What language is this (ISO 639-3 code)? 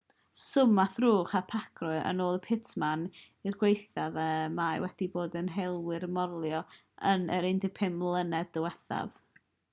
cym